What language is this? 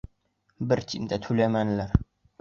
Bashkir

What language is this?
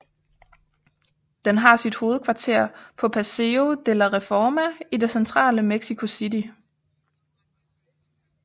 Danish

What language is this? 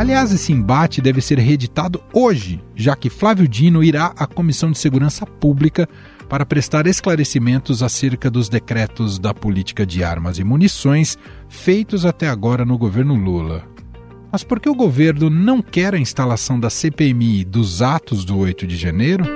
Portuguese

